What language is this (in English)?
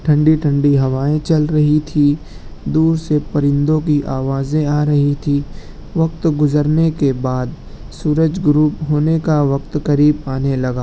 Urdu